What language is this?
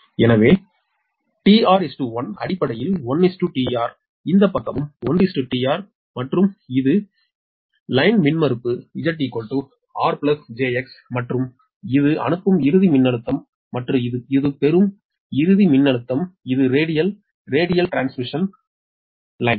Tamil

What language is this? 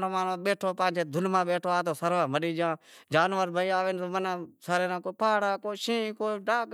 Wadiyara Koli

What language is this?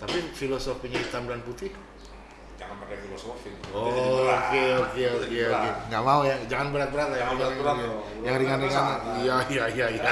Indonesian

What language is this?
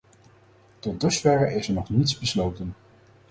Dutch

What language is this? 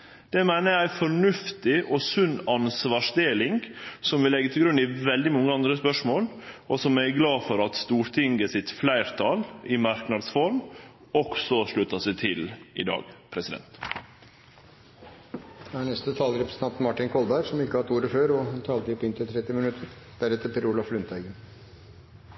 Norwegian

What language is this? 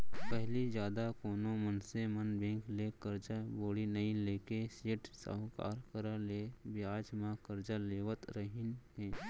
Chhattisgarhi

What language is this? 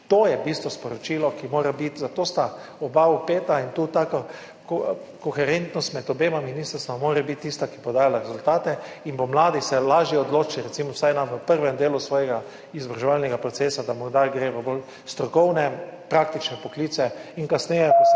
Slovenian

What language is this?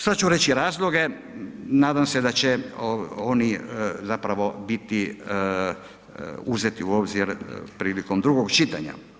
Croatian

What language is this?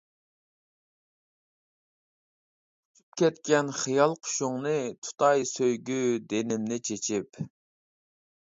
Uyghur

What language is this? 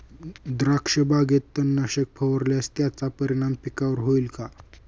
Marathi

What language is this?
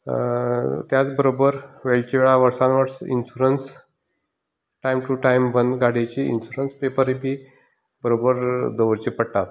Konkani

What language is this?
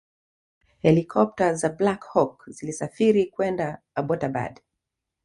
Swahili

